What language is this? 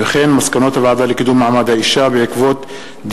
Hebrew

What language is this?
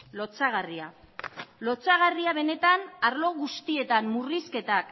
Basque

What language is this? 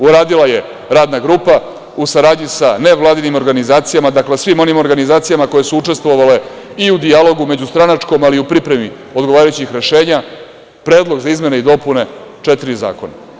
Serbian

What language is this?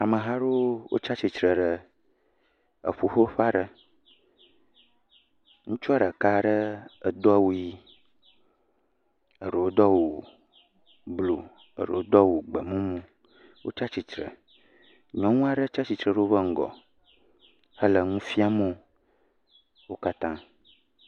Ewe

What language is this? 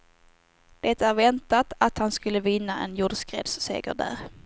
Swedish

